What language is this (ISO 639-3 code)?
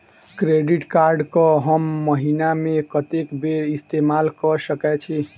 mai